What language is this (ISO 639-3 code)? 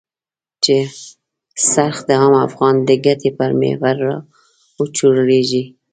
pus